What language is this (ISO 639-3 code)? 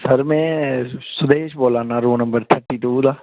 doi